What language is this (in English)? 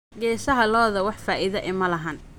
Somali